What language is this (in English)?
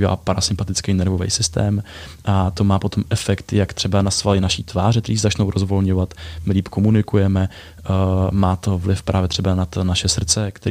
Czech